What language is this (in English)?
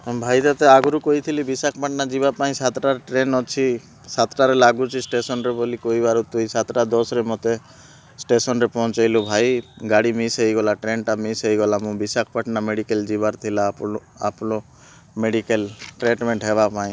Odia